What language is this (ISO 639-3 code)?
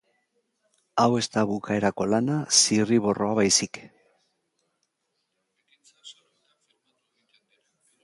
eus